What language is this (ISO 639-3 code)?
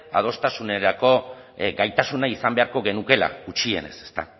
eus